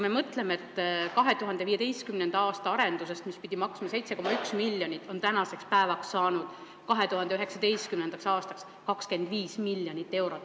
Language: Estonian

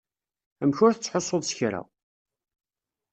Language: Kabyle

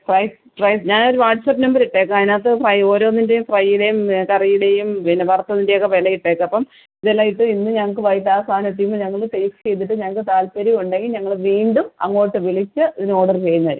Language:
Malayalam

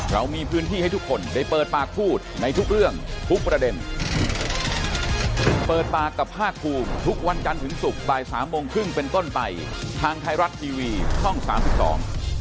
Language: Thai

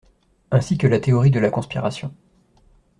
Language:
French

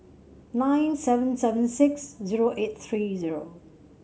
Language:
English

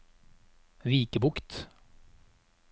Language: Norwegian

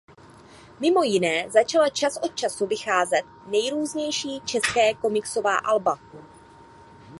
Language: Czech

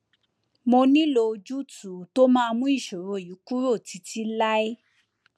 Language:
Yoruba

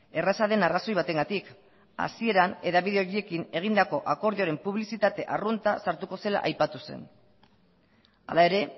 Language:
Basque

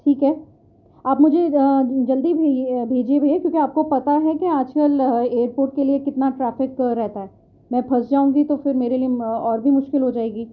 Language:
Urdu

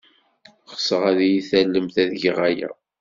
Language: Kabyle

